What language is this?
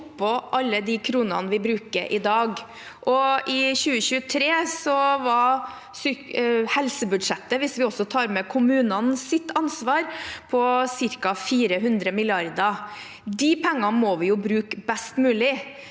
Norwegian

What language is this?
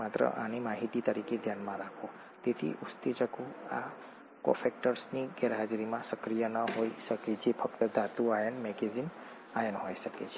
Gujarati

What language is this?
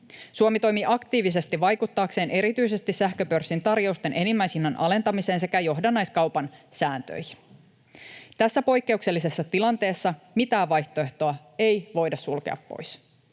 Finnish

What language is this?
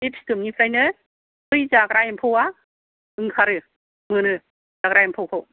Bodo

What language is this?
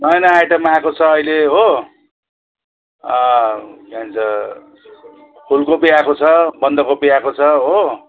Nepali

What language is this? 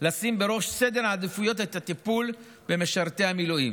Hebrew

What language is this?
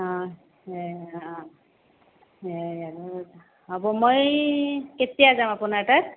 Assamese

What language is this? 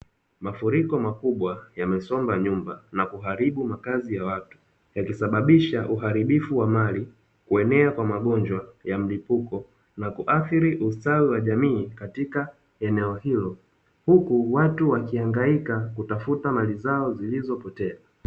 Swahili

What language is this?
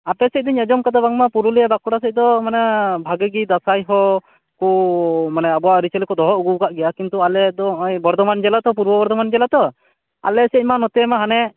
Santali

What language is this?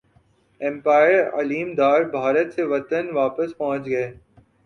Urdu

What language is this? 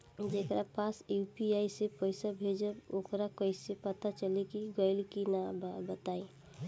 Bhojpuri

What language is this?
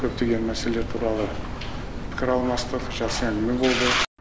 Kazakh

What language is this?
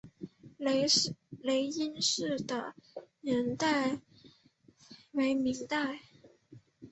Chinese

